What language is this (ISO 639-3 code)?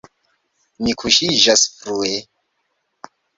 epo